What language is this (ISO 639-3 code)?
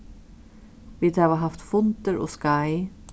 fao